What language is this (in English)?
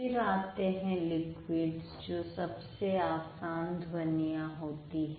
Hindi